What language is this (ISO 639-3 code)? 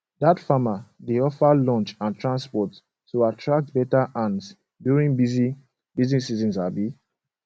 pcm